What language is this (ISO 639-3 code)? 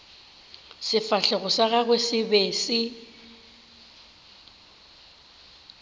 nso